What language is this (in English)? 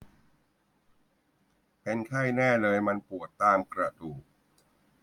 Thai